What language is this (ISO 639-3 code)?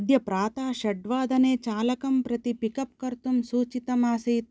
san